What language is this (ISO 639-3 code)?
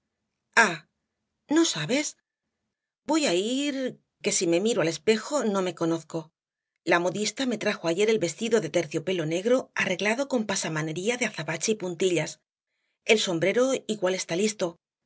spa